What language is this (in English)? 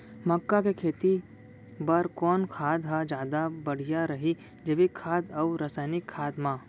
Chhattisgarhi